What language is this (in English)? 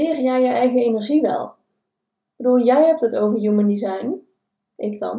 Dutch